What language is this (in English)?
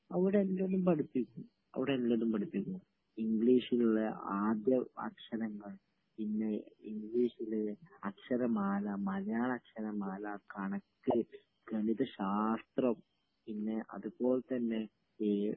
Malayalam